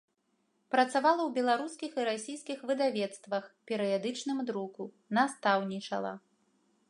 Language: Belarusian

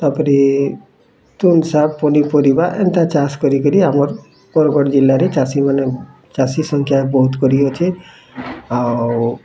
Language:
Odia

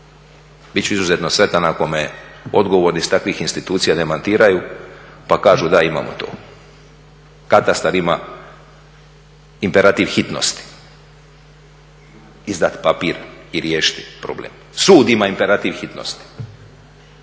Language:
Croatian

